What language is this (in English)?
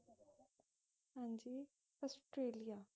Punjabi